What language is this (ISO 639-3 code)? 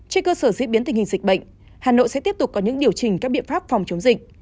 vie